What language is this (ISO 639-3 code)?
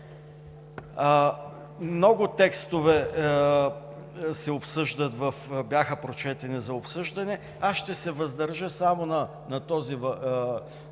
bul